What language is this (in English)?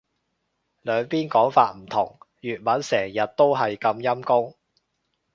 Cantonese